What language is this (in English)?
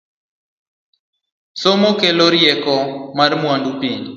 Luo (Kenya and Tanzania)